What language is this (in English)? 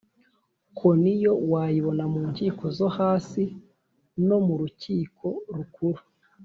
Kinyarwanda